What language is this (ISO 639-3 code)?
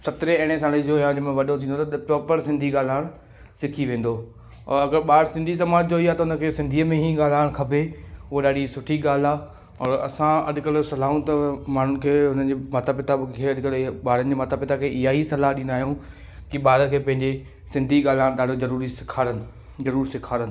snd